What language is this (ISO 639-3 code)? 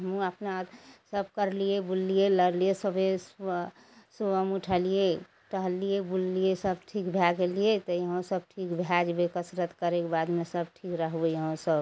mai